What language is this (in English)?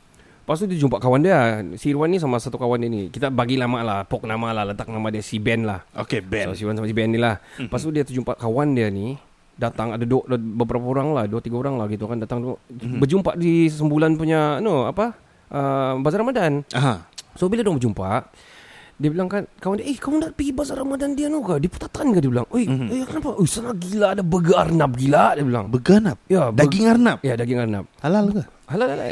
Malay